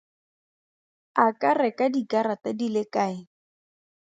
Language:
Tswana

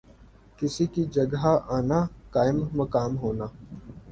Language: Urdu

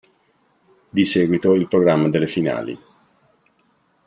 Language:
Italian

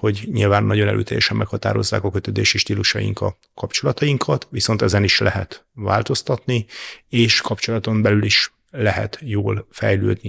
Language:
Hungarian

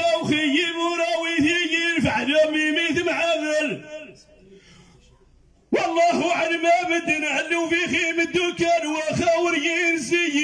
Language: Arabic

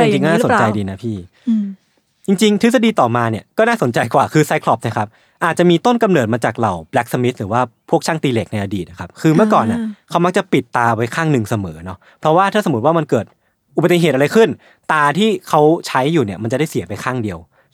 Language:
Thai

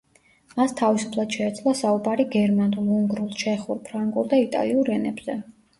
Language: Georgian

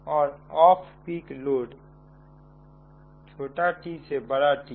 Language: Hindi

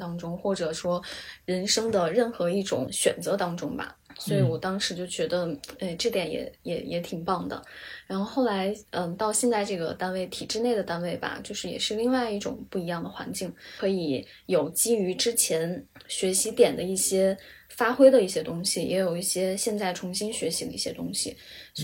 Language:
Chinese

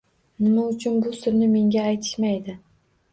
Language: Uzbek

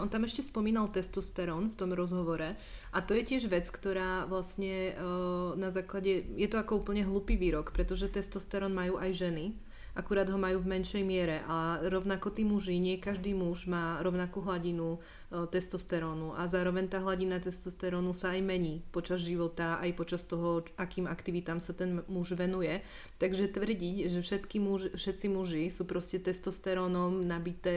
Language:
Czech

